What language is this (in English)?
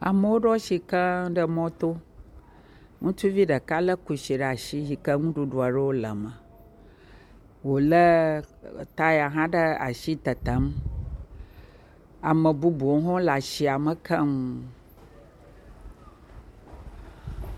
Ewe